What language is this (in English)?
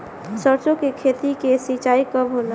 Bhojpuri